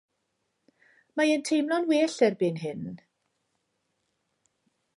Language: Welsh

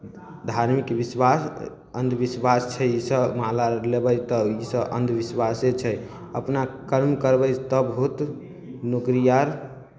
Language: Maithili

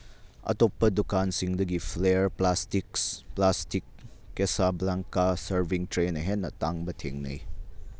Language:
Manipuri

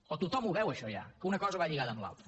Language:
Catalan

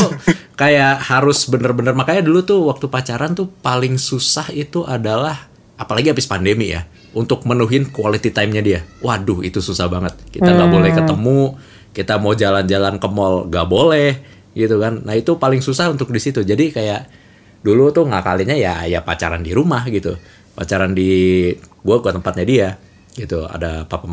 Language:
Indonesian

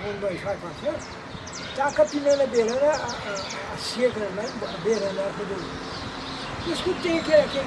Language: Portuguese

